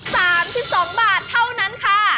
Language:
Thai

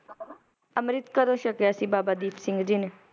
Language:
Punjabi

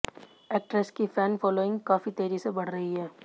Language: Hindi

